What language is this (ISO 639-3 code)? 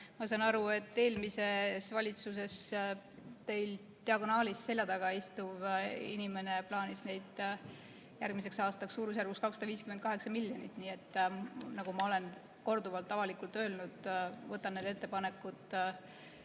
est